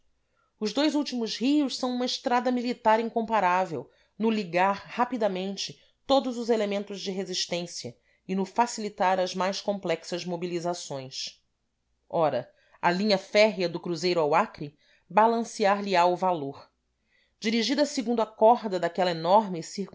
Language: Portuguese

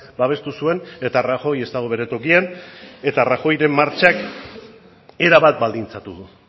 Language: Basque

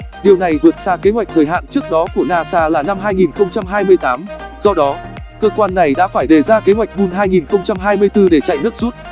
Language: Vietnamese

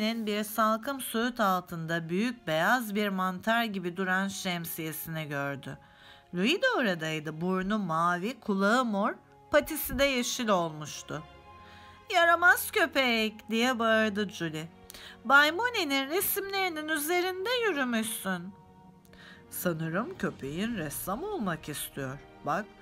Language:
Turkish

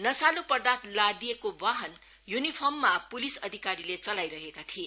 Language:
Nepali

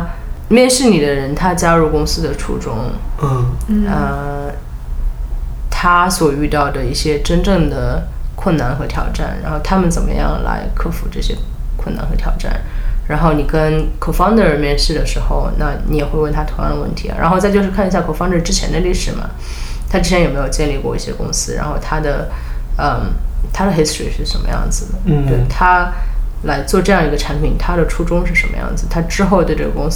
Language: Chinese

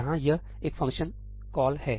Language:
Hindi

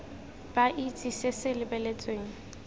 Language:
Tswana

